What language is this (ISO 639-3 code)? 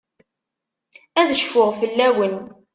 kab